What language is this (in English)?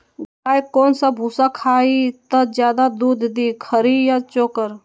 Magahi